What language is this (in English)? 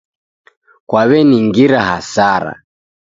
Taita